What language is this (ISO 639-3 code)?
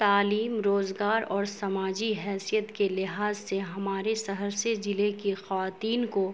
urd